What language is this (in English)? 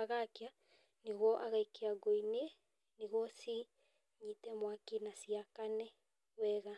Kikuyu